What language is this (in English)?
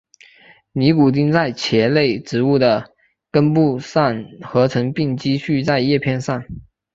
Chinese